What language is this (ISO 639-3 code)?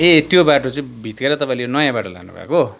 nep